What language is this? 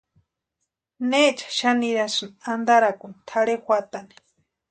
Western Highland Purepecha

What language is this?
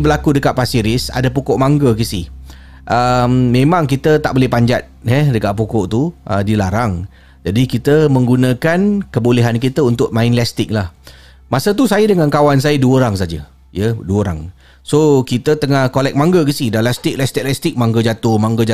Malay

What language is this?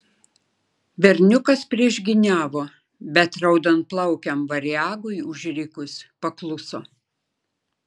Lithuanian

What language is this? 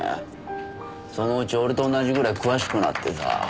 Japanese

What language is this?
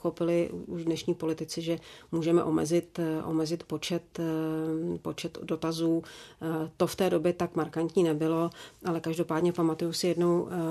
Czech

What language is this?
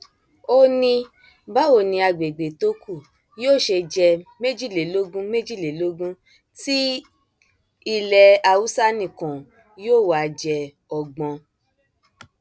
Yoruba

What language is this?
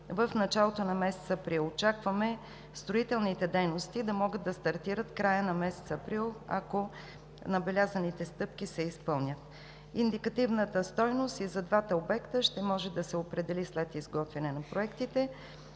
Bulgarian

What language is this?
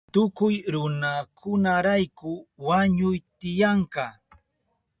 Southern Pastaza Quechua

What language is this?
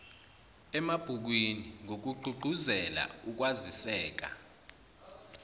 Zulu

